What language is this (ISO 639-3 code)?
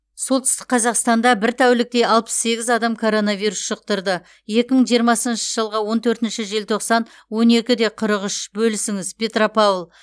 kaz